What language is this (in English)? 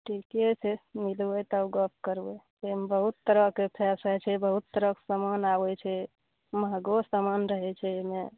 Maithili